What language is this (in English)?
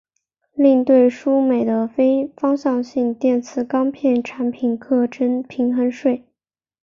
Chinese